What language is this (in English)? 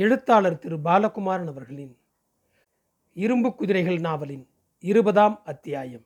Tamil